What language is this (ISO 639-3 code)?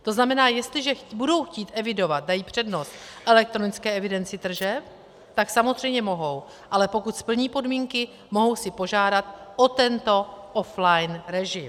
ces